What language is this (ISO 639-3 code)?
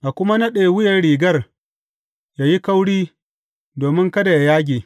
hau